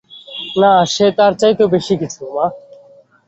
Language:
Bangla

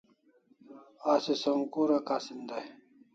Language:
Kalasha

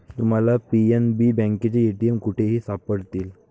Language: Marathi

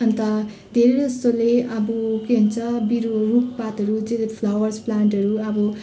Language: Nepali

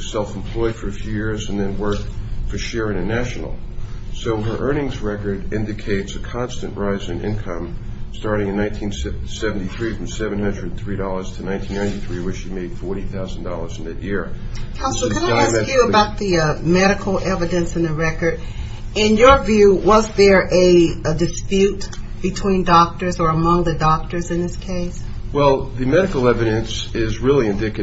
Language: English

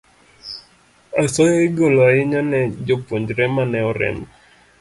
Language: Luo (Kenya and Tanzania)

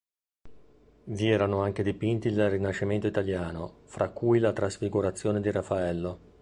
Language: Italian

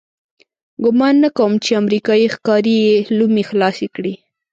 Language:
Pashto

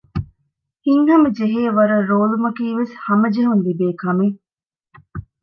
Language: Divehi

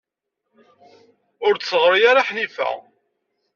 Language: Kabyle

